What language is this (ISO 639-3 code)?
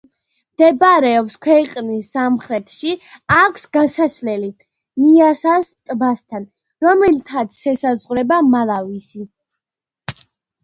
kat